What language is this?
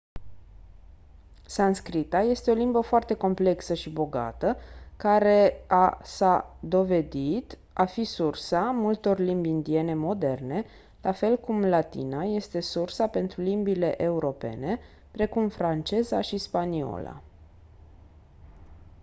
Romanian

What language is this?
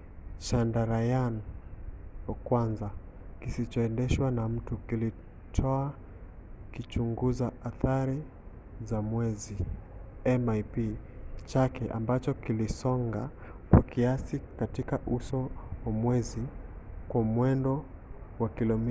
Swahili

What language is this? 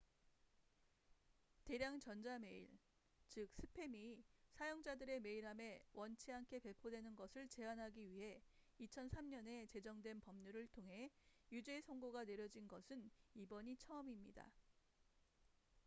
Korean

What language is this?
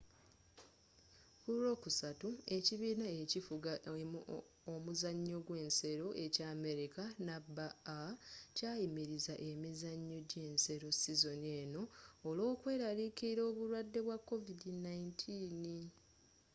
Ganda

